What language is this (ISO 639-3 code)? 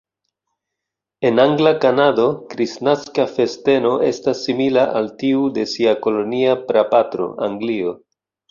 epo